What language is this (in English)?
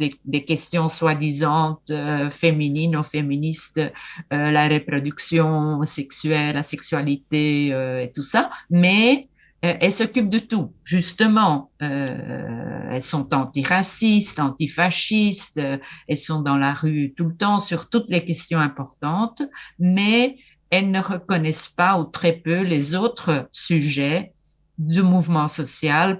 French